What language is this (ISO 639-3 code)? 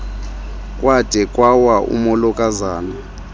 xho